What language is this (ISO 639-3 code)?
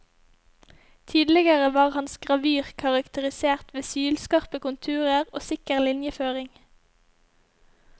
nor